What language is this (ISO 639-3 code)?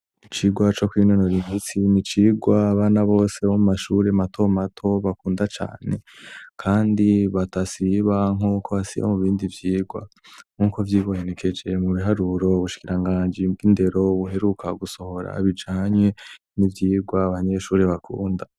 run